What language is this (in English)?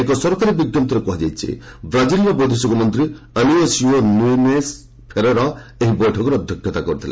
Odia